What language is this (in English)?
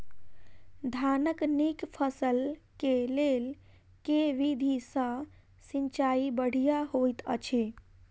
Maithili